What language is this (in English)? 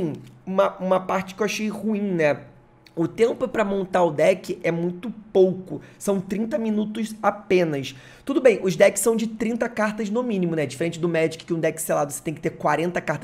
Portuguese